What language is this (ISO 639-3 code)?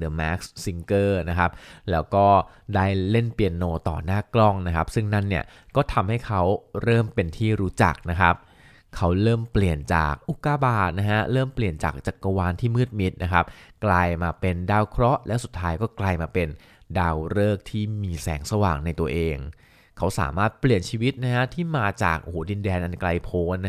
tha